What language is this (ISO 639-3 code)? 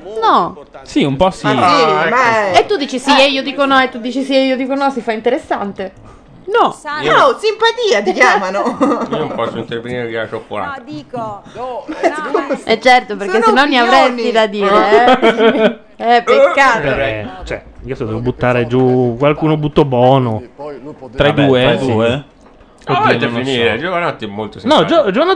ita